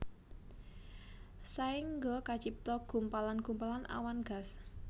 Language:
Javanese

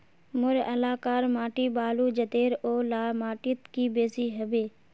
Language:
Magahi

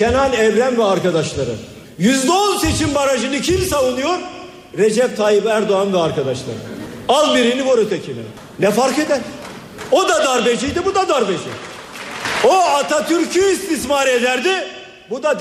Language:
Turkish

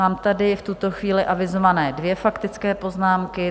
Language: Czech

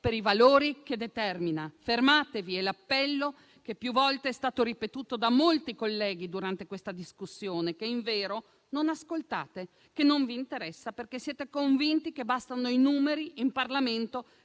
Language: Italian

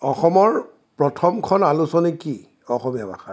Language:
Assamese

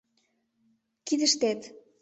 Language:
Mari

